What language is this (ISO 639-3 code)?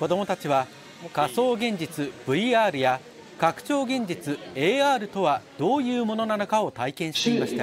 jpn